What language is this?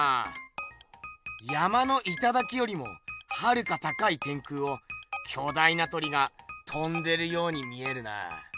Japanese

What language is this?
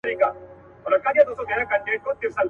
Pashto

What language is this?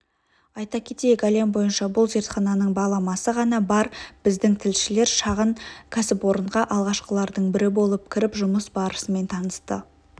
Kazakh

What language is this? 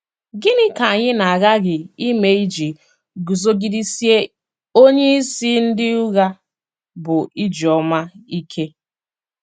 Igbo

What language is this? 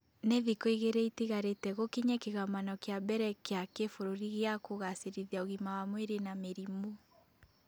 Kikuyu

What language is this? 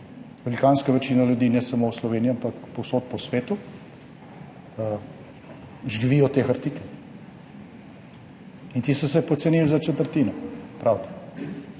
Slovenian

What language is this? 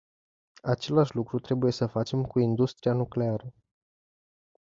Romanian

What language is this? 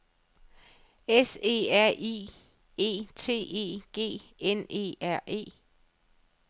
Danish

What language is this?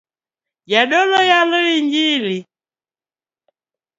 Luo (Kenya and Tanzania)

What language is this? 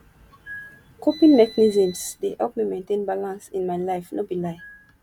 Nigerian Pidgin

